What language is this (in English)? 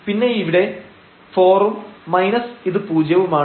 Malayalam